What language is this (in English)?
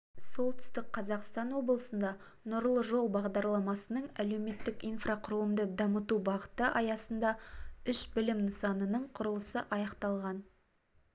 Kazakh